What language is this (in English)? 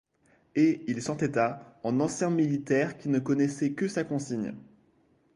French